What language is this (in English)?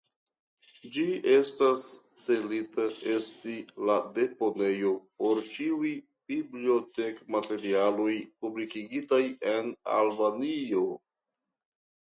Esperanto